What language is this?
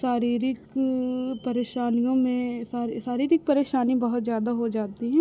Hindi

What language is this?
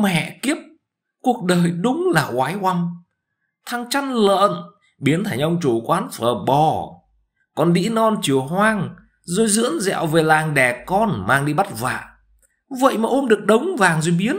Vietnamese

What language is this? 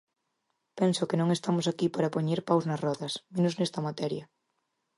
Galician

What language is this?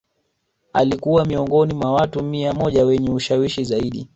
Swahili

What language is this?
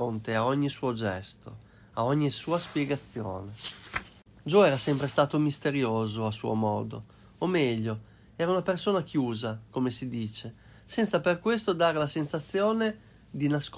Italian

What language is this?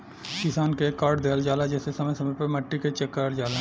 Bhojpuri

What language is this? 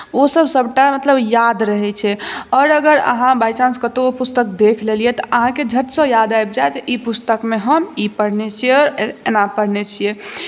Maithili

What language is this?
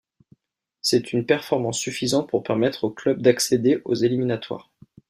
French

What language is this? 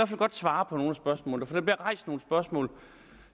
Danish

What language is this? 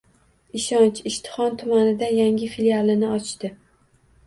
Uzbek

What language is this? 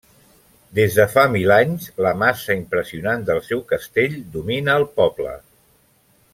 Catalan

